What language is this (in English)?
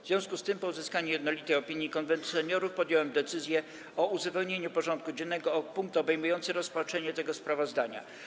Polish